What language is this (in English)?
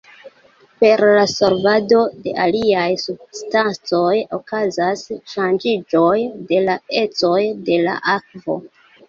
Esperanto